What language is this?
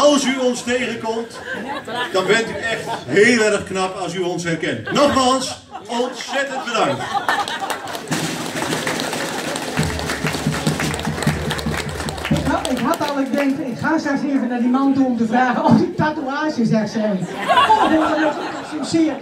Dutch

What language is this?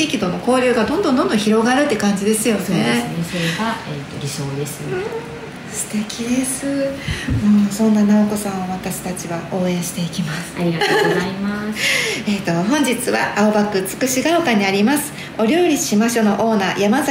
Japanese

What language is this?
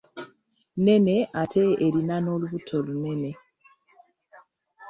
Ganda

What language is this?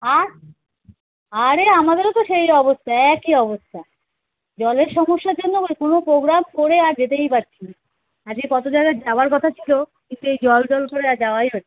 Bangla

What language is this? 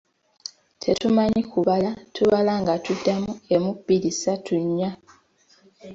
Ganda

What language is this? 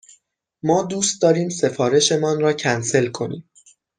Persian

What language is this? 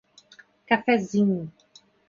Portuguese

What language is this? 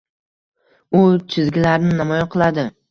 Uzbek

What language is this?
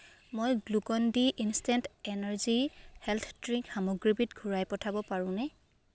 Assamese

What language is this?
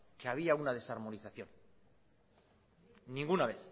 Spanish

